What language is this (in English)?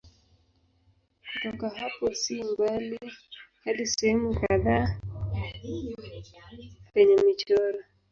Swahili